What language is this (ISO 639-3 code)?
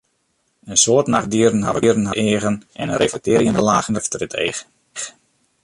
fry